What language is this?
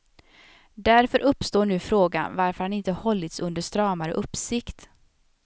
Swedish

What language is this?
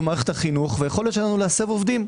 Hebrew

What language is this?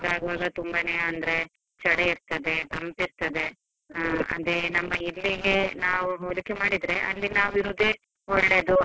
Kannada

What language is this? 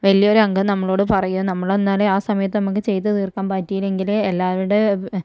Malayalam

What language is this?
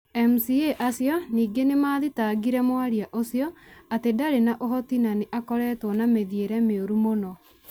Kikuyu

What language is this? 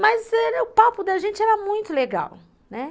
Portuguese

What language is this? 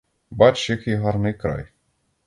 Ukrainian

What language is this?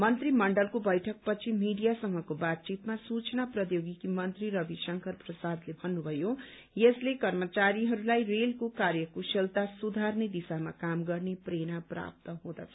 Nepali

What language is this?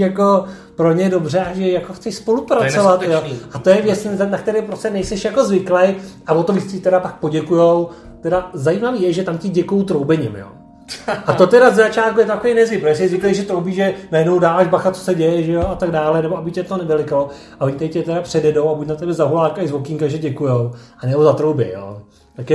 Czech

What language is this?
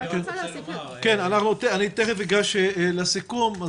Hebrew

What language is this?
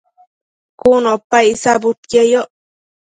Matsés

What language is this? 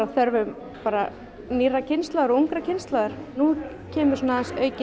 Icelandic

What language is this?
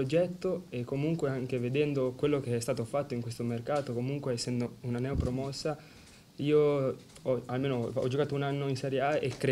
Italian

